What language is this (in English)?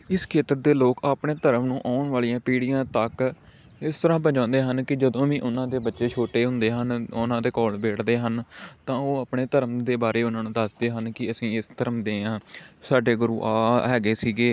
Punjabi